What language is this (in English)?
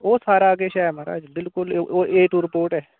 Dogri